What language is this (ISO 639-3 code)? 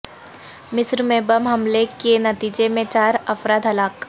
urd